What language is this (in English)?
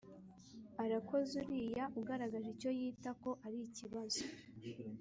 Kinyarwanda